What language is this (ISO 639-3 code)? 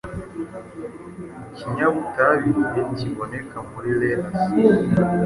kin